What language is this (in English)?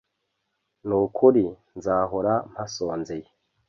Kinyarwanda